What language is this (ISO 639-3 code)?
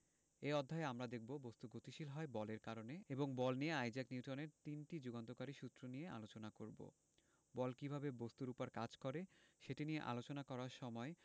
ben